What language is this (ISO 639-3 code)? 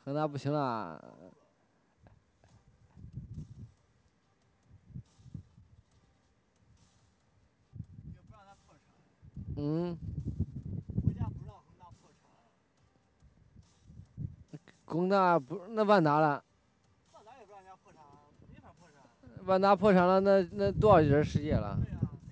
zho